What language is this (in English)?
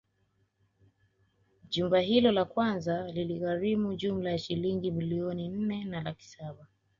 Swahili